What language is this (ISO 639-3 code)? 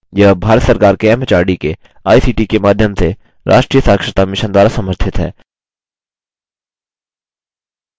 hin